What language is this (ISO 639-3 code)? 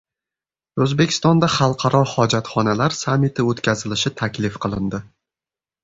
uzb